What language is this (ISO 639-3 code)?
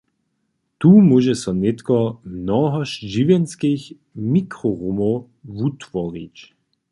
hsb